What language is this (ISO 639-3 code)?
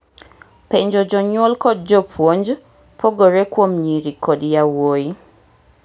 luo